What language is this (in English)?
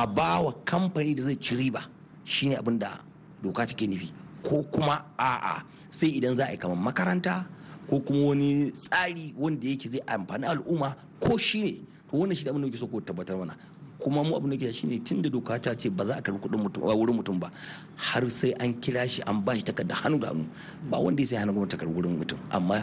English